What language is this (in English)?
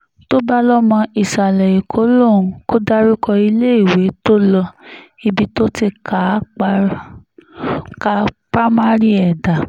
Yoruba